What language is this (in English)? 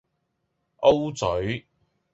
Cantonese